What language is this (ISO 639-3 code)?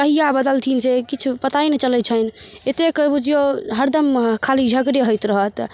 mai